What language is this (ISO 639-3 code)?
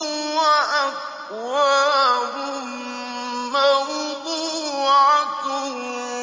ara